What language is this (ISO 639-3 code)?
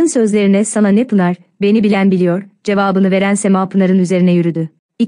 tur